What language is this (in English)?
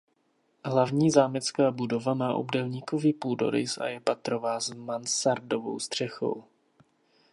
Czech